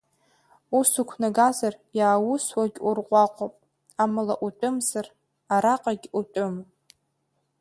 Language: Abkhazian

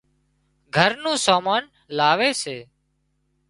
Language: Wadiyara Koli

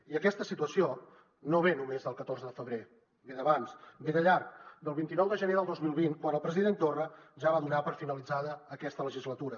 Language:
Catalan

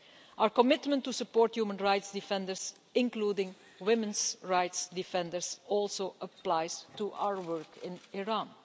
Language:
English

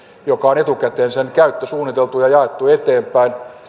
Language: Finnish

